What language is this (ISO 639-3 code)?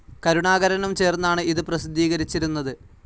mal